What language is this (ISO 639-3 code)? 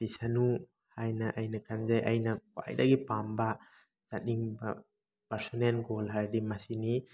mni